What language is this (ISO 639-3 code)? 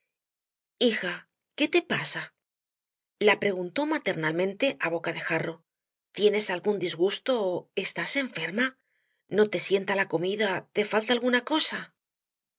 spa